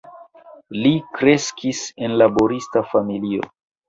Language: Esperanto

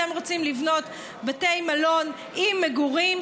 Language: Hebrew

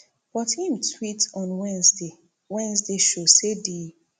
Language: Nigerian Pidgin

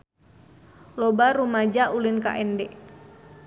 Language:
Sundanese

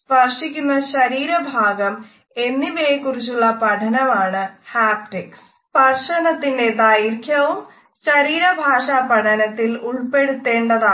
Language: Malayalam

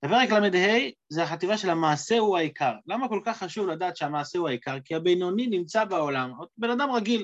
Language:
Hebrew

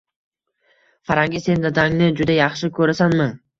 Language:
Uzbek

